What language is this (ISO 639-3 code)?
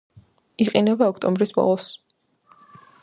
kat